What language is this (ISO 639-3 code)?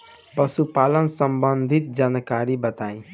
bho